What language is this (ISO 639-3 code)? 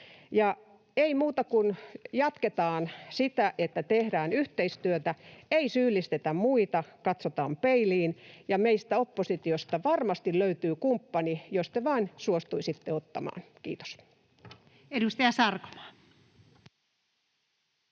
fin